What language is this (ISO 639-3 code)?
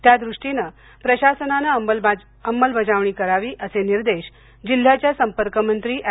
mar